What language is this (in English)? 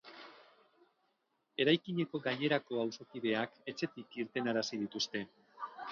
Basque